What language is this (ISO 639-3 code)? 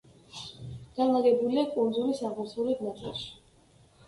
kat